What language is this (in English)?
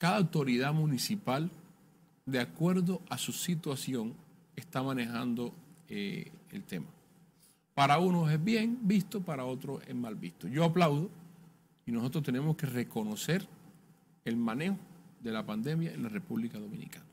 Spanish